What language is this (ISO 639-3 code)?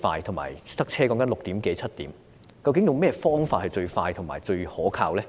yue